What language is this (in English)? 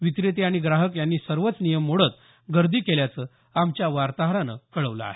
Marathi